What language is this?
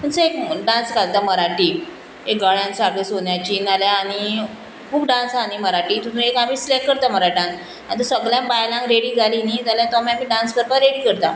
Konkani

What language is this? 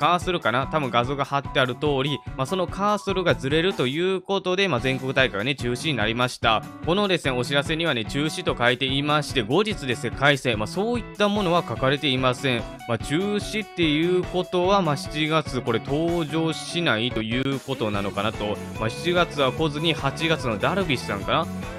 Japanese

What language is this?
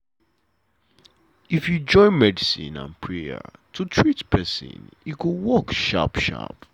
Nigerian Pidgin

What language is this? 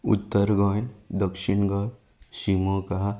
Konkani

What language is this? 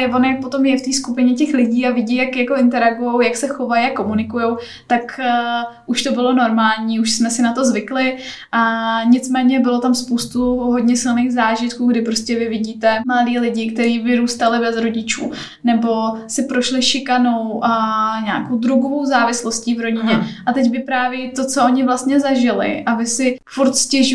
Czech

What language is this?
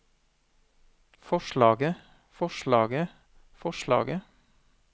Norwegian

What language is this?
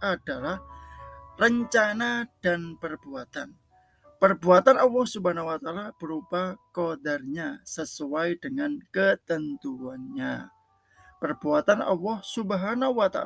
Indonesian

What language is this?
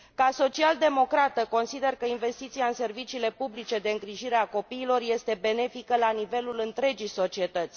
Romanian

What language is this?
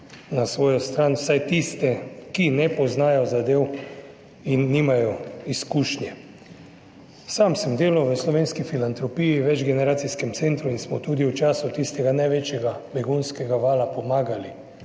Slovenian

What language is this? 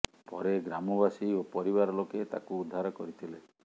Odia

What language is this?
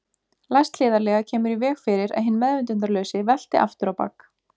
Icelandic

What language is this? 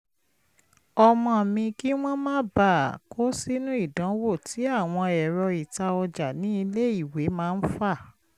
Yoruba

